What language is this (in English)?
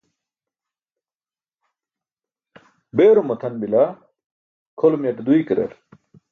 Burushaski